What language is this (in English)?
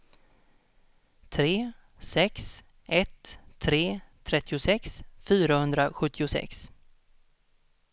Swedish